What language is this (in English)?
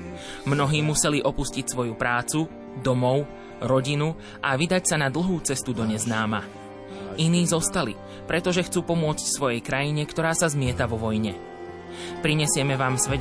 Slovak